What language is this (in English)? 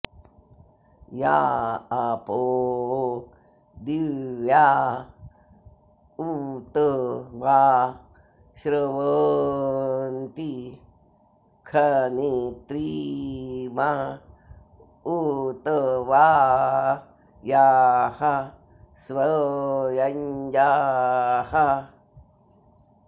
Sanskrit